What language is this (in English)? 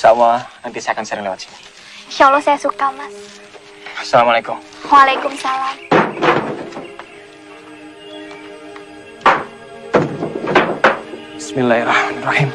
Indonesian